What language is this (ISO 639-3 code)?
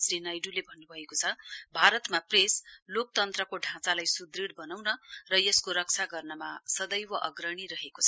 nep